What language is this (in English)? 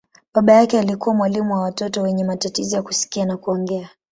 Swahili